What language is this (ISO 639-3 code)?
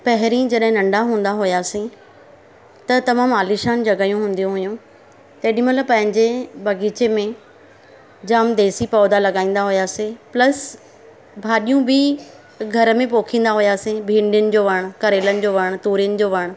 snd